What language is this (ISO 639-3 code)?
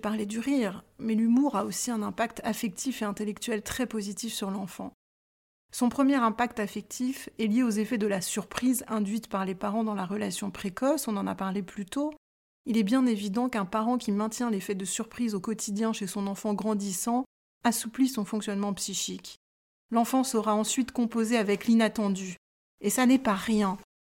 fra